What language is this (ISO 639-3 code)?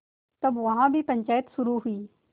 hin